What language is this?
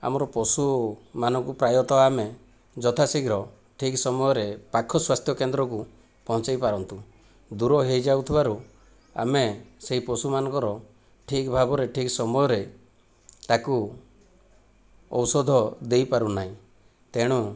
Odia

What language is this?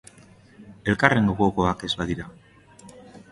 Basque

